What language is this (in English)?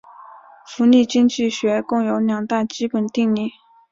Chinese